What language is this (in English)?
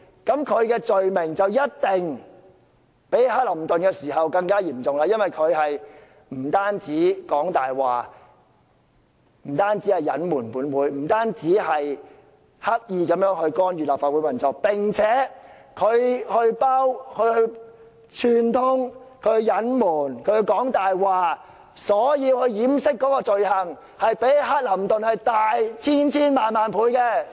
Cantonese